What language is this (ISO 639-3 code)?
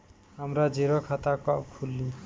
bho